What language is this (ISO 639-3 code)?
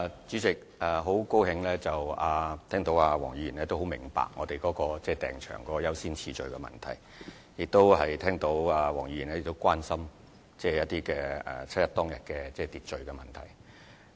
yue